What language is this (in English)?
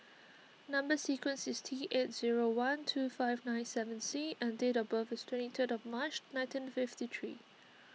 English